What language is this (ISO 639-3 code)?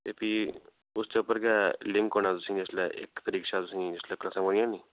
doi